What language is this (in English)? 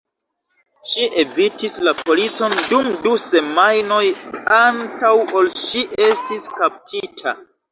Esperanto